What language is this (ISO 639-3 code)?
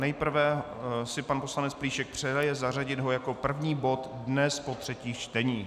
ces